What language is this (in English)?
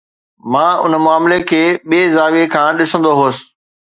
Sindhi